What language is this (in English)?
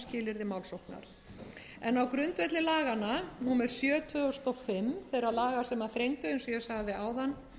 Icelandic